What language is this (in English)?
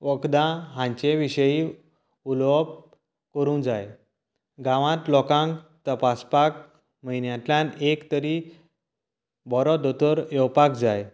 Konkani